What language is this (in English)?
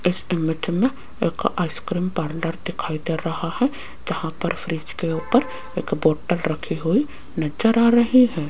Hindi